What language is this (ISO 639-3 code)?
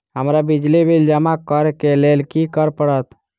mai